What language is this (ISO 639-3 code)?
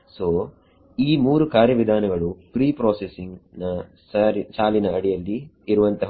kan